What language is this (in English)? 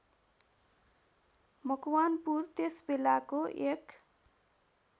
Nepali